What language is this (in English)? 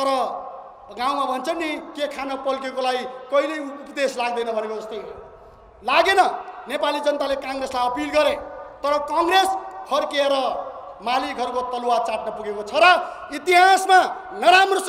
Indonesian